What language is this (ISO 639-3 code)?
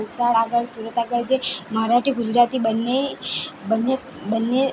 guj